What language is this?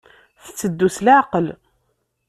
Kabyle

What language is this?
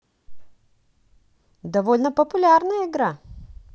Russian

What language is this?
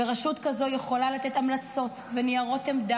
Hebrew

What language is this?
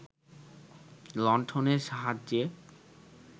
Bangla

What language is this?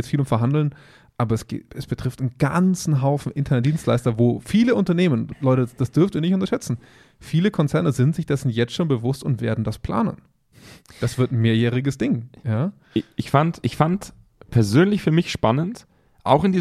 German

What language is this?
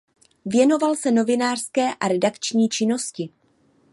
Czech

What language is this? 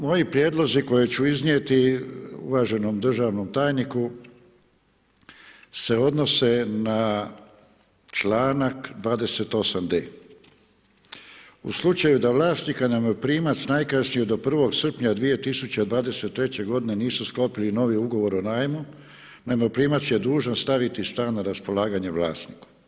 Croatian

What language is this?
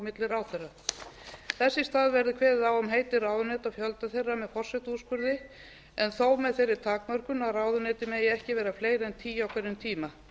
Icelandic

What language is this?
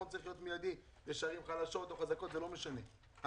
Hebrew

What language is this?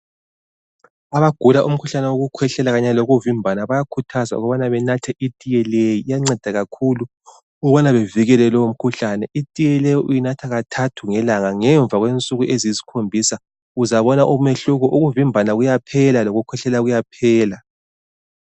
North Ndebele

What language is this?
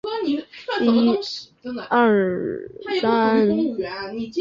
Chinese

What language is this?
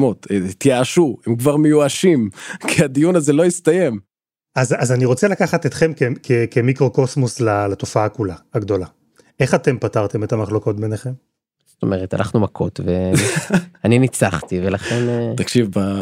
Hebrew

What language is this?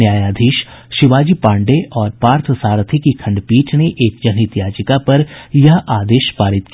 Hindi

